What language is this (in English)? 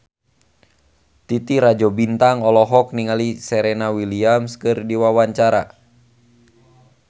Sundanese